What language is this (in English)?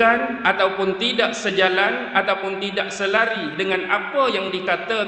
Malay